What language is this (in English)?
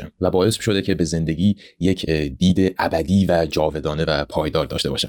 Persian